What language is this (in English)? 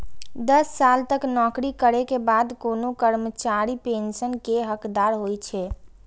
Maithili